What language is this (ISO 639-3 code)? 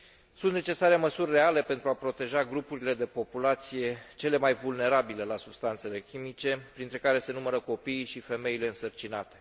ron